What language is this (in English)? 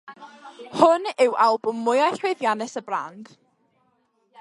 Welsh